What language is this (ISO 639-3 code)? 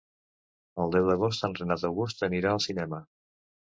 cat